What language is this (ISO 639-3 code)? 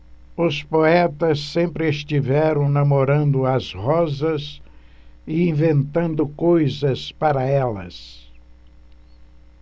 por